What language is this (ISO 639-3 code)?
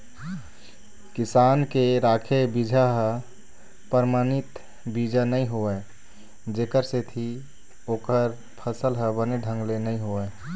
hne